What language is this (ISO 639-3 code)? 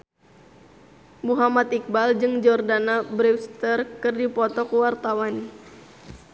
sun